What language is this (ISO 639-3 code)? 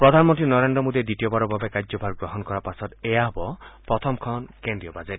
asm